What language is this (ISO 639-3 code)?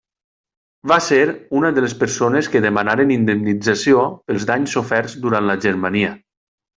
cat